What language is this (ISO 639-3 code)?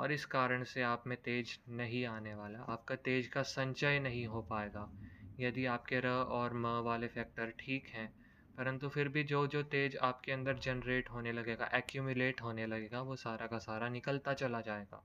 hin